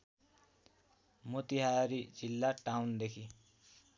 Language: Nepali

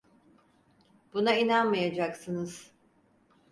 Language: Turkish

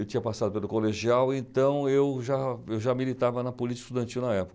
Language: Portuguese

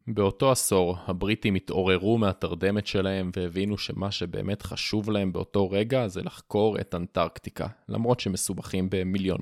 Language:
Hebrew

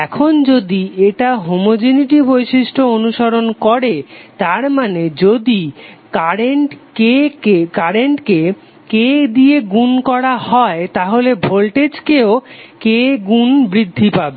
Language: Bangla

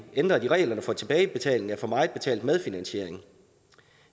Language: Danish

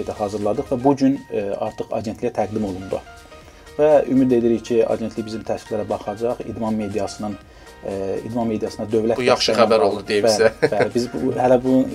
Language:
Turkish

